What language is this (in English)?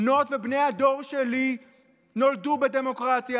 Hebrew